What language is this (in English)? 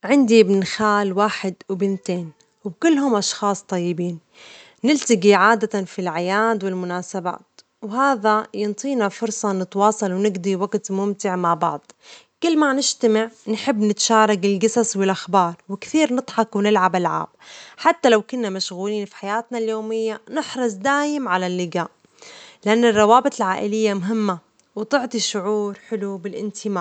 Omani Arabic